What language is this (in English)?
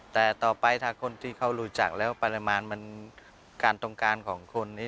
Thai